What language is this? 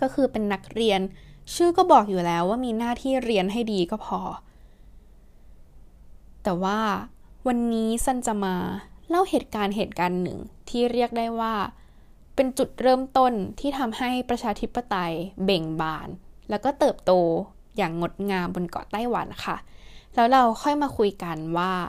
Thai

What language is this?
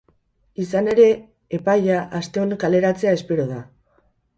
Basque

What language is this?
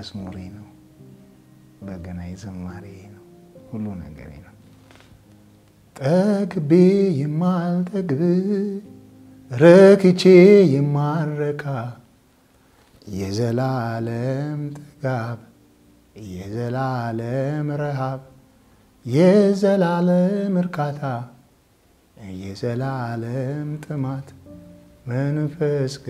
Arabic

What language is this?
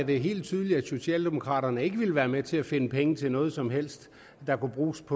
Danish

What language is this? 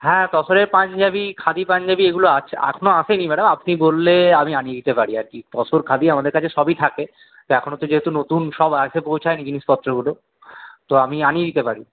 Bangla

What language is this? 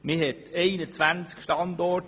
Swiss German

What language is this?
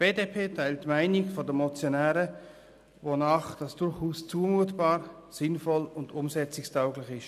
Swiss German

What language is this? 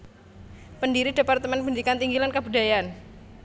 Javanese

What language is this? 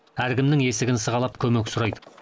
Kazakh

